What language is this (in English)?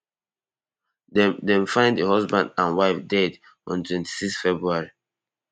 Nigerian Pidgin